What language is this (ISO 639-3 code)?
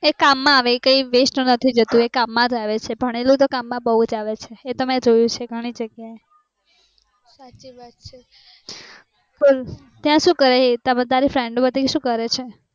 guj